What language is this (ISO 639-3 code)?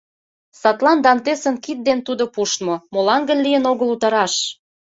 chm